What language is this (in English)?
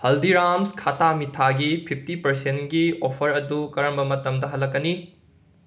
Manipuri